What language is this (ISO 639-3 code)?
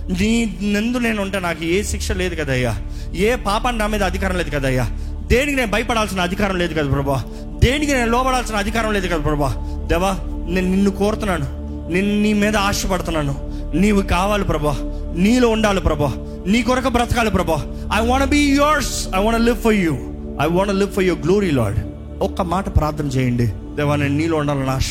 tel